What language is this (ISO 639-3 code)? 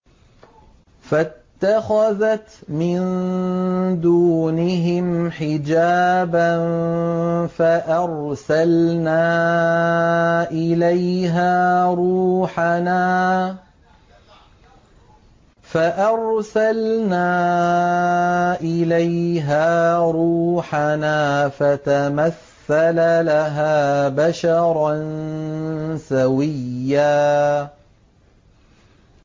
ara